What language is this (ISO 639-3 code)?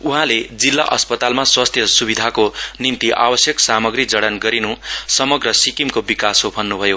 nep